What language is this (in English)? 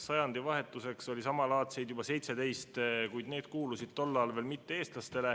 Estonian